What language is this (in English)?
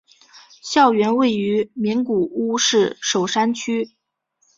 Chinese